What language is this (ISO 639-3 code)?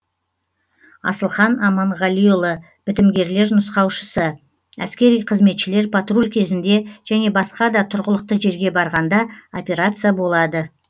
kaz